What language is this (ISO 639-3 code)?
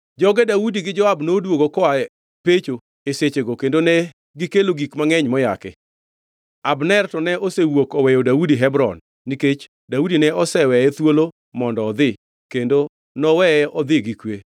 luo